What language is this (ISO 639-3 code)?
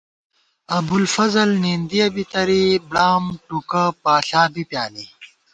gwt